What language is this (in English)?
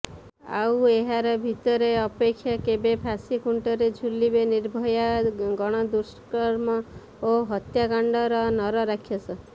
Odia